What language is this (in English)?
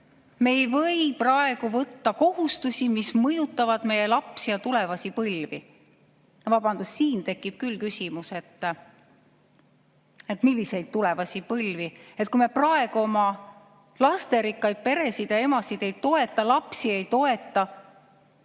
Estonian